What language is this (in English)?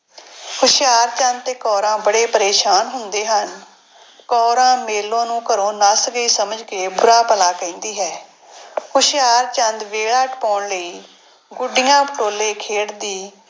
Punjabi